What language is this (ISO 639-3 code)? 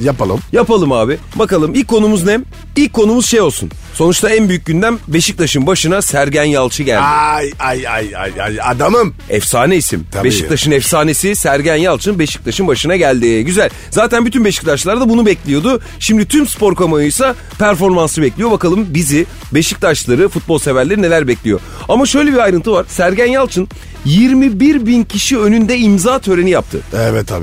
tur